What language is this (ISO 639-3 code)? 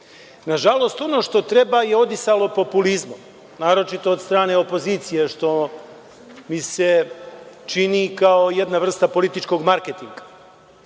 srp